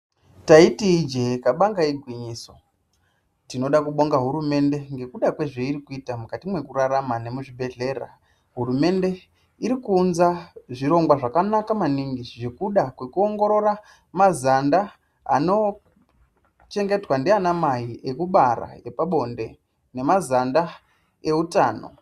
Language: Ndau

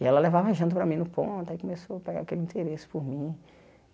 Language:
Portuguese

